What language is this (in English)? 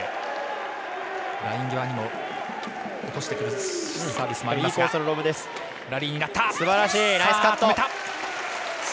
Japanese